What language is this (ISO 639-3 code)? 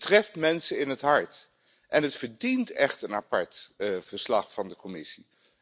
nld